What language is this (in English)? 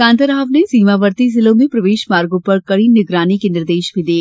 Hindi